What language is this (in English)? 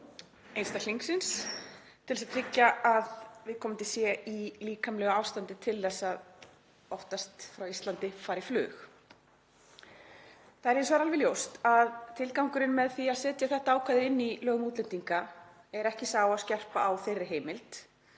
Icelandic